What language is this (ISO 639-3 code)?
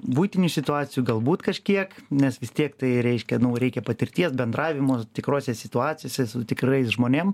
lit